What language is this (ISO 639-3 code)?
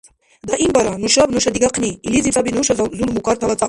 dar